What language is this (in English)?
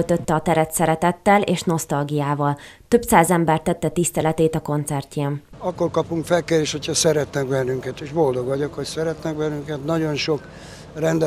Hungarian